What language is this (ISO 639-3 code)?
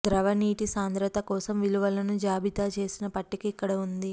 tel